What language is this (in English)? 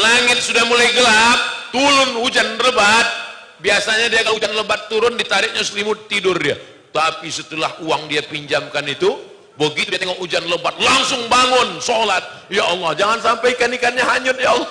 Indonesian